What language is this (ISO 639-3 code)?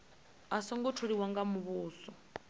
ven